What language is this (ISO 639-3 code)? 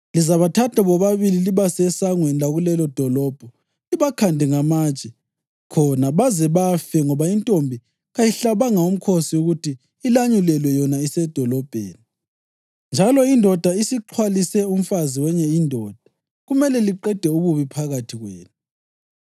nde